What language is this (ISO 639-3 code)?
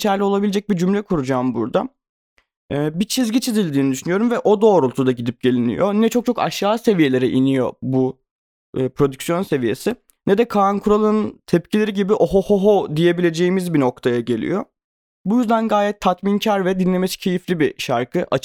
tur